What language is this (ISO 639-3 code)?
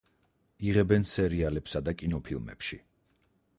kat